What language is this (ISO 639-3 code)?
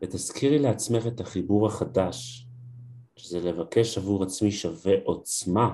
heb